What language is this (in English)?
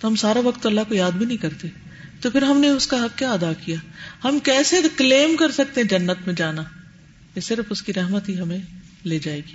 Urdu